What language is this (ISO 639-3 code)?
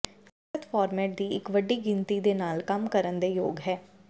pan